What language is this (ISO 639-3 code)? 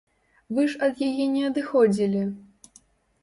bel